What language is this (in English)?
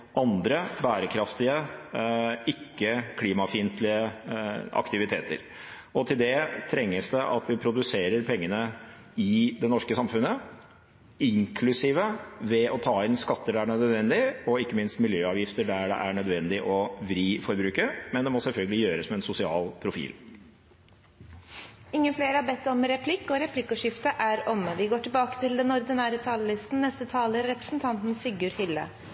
Norwegian